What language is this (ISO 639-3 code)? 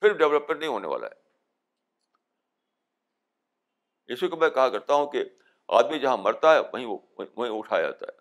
urd